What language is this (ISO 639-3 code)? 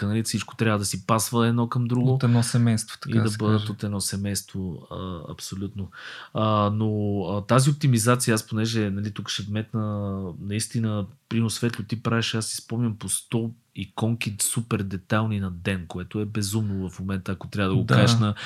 bul